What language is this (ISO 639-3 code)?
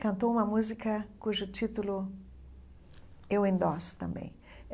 por